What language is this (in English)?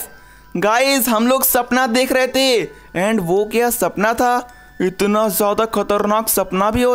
Hindi